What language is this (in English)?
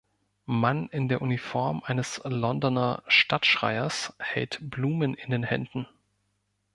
German